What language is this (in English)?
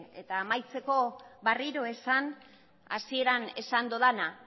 Basque